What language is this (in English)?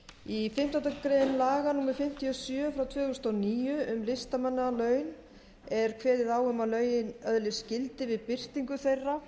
Icelandic